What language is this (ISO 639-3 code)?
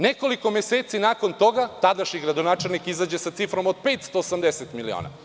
srp